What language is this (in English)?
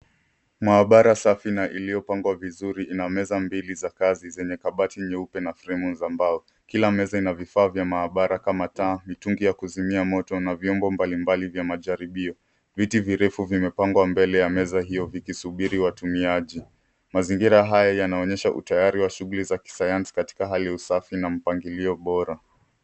Swahili